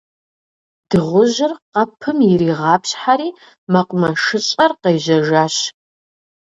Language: Kabardian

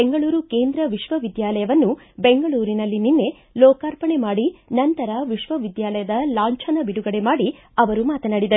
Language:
Kannada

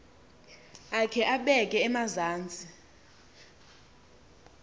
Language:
Xhosa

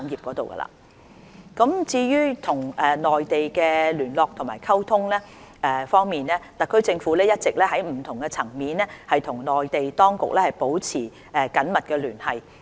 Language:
Cantonese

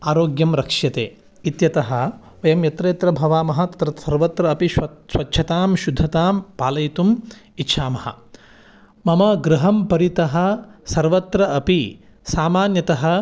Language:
Sanskrit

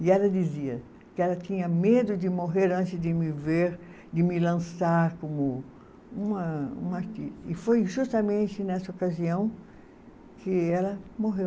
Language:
Portuguese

